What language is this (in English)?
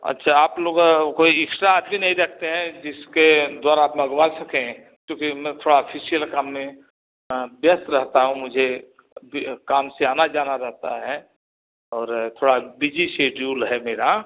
Hindi